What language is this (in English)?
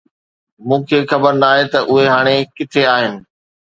Sindhi